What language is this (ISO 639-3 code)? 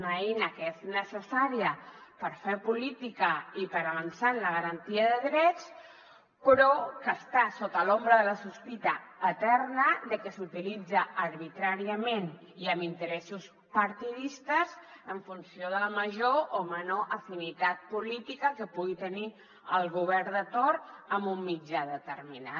cat